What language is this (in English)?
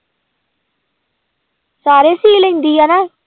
Punjabi